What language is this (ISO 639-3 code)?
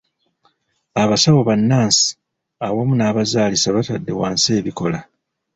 lug